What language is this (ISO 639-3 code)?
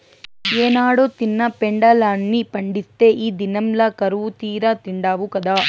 tel